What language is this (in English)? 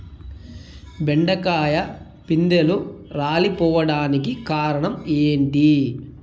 Telugu